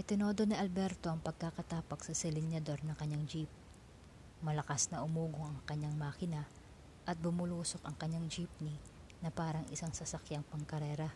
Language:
Filipino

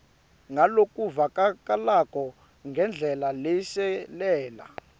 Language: Swati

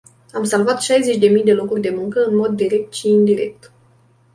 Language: Romanian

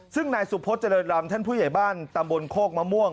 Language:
Thai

